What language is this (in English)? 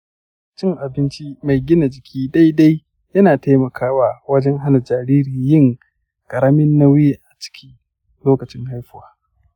Hausa